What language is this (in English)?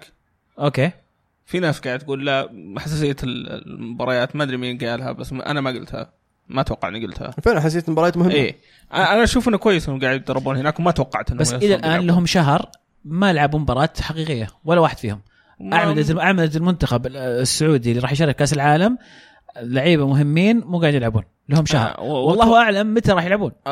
Arabic